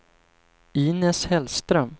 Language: Swedish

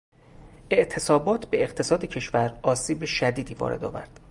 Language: Persian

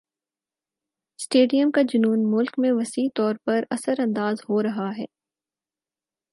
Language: Urdu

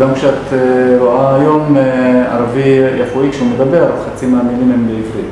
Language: Hebrew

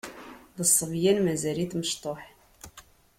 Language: Kabyle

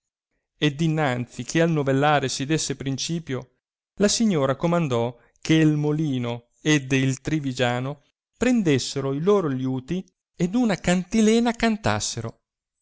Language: Italian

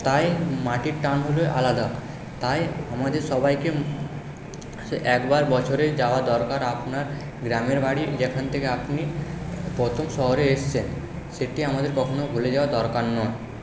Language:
Bangla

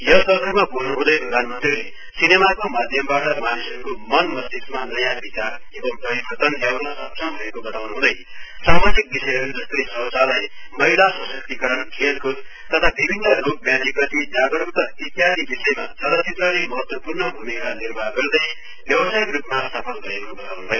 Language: Nepali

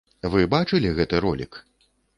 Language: Belarusian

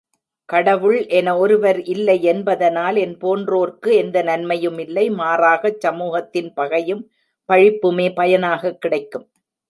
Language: Tamil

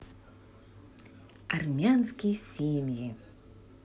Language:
Russian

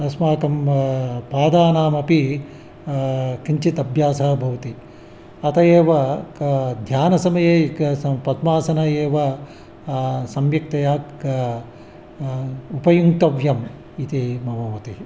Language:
Sanskrit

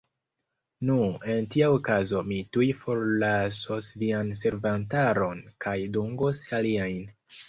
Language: Esperanto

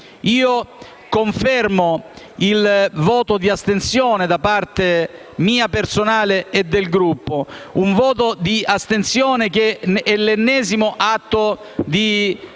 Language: Italian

